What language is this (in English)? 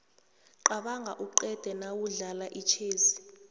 South Ndebele